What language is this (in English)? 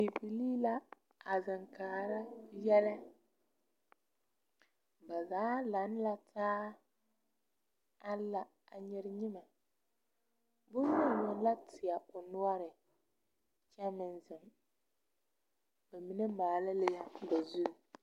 Southern Dagaare